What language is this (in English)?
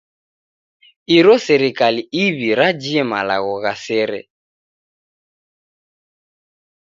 Taita